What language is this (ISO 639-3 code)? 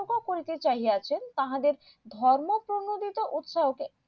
ben